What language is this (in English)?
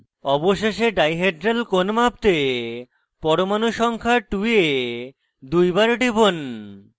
Bangla